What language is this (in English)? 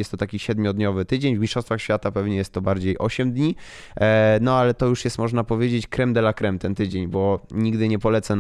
Polish